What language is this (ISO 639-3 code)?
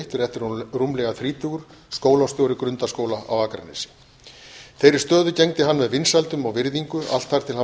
isl